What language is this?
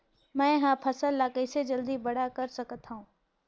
Chhattisgarhi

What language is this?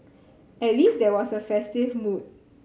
English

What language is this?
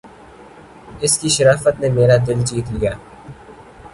Urdu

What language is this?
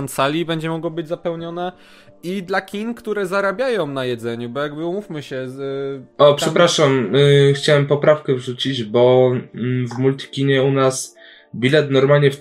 Polish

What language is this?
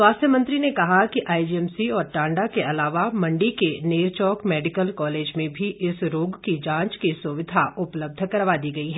Hindi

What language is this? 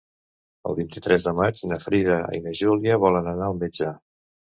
Catalan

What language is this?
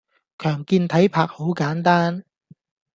Cantonese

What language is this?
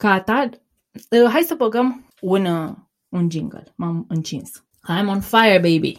Romanian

